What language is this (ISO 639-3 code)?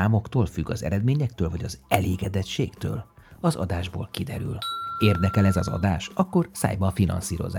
hun